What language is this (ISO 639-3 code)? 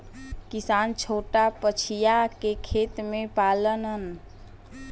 bho